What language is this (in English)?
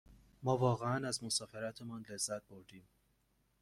Persian